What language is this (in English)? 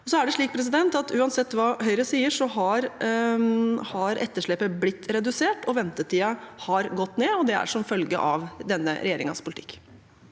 Norwegian